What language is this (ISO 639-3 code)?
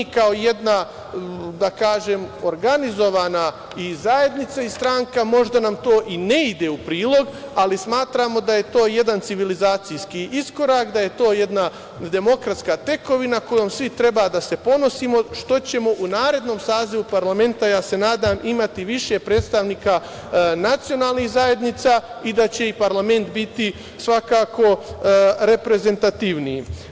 srp